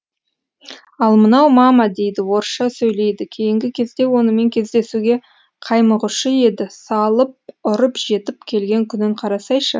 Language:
Kazakh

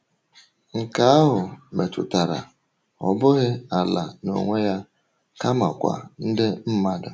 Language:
Igbo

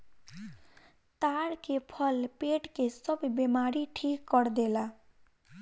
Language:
Bhojpuri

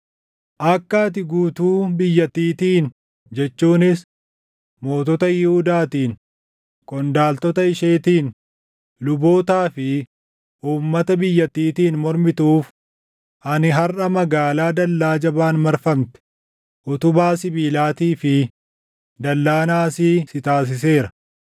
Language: Oromo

